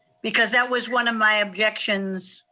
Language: English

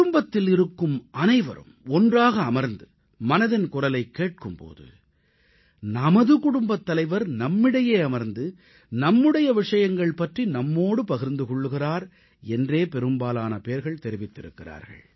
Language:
Tamil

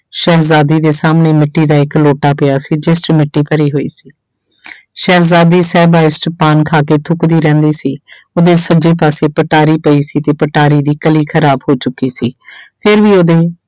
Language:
Punjabi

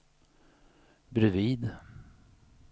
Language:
Swedish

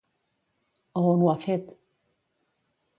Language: Catalan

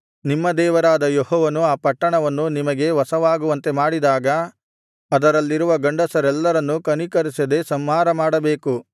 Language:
Kannada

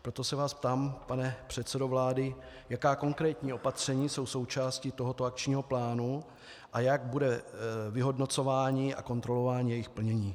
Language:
Czech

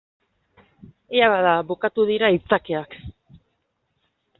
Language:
Basque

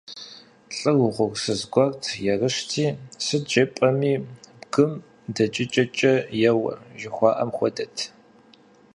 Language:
Kabardian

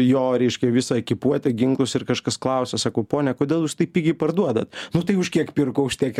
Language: Lithuanian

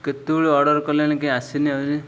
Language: Odia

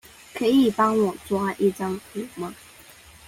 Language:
Chinese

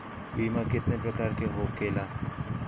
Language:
Bhojpuri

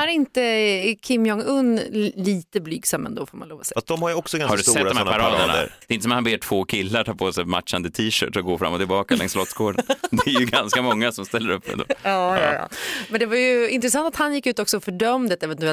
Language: Swedish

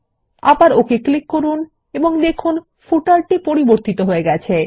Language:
Bangla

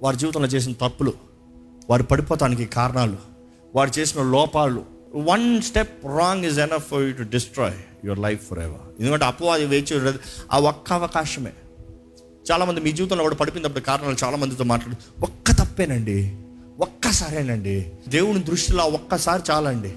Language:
Telugu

